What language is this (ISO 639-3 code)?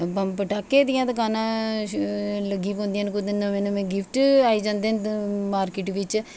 doi